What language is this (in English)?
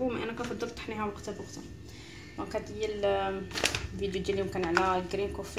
Arabic